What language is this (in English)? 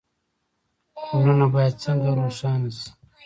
Pashto